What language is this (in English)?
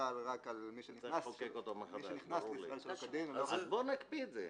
Hebrew